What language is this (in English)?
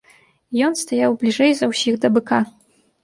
Belarusian